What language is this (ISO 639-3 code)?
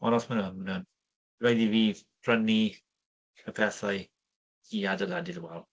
cym